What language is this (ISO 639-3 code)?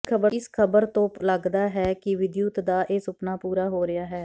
pan